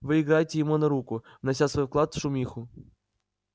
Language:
Russian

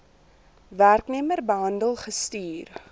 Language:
Afrikaans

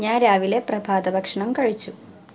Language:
Malayalam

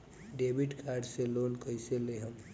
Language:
Bhojpuri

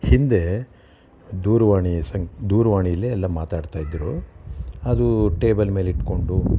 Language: Kannada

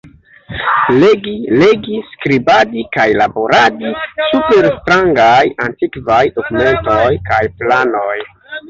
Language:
Esperanto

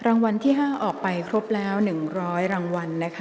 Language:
Thai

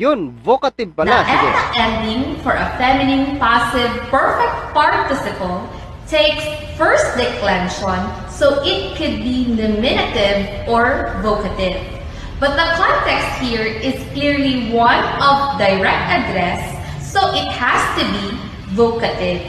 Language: Filipino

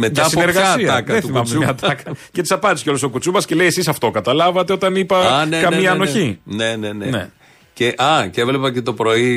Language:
Greek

